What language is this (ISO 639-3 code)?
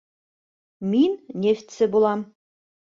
bak